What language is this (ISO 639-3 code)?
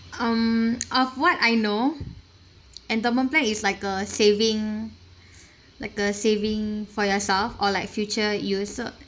eng